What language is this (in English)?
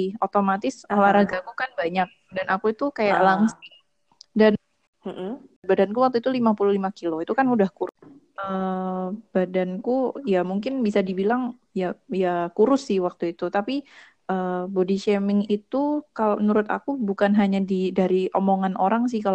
Indonesian